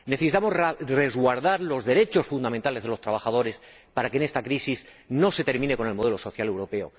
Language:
Spanish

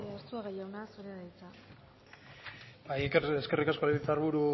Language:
Basque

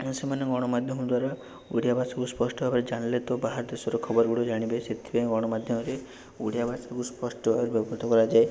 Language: Odia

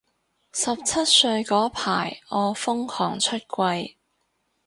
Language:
Cantonese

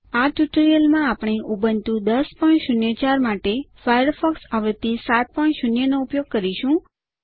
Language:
Gujarati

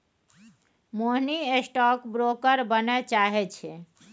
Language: Maithili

